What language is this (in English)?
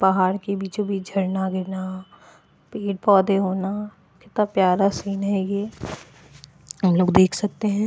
Hindi